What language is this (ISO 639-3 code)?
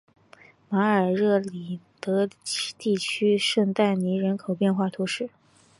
zho